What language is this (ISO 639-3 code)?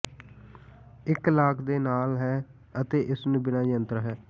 pan